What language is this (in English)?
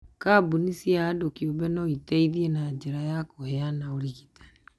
Kikuyu